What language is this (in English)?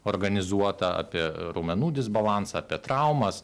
Lithuanian